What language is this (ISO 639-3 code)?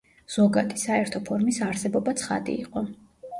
kat